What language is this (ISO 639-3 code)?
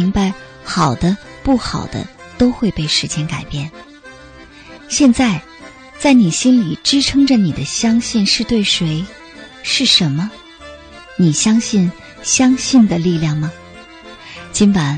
zho